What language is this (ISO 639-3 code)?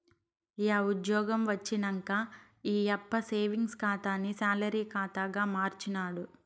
tel